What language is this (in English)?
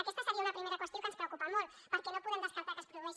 Catalan